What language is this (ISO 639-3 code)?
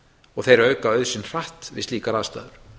isl